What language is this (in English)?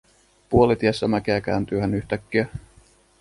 Finnish